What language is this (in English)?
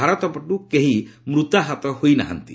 Odia